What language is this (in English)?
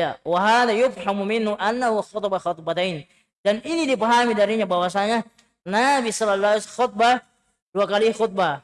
Indonesian